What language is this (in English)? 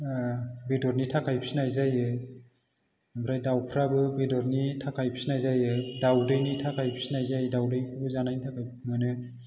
Bodo